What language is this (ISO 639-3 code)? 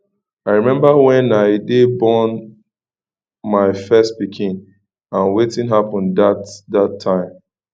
pcm